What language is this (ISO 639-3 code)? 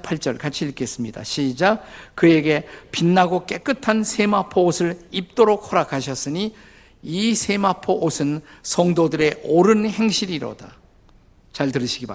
kor